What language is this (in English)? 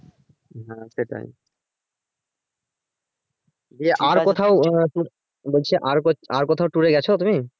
Bangla